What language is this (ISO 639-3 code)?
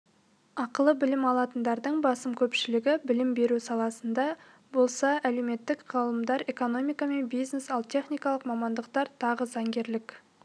kaz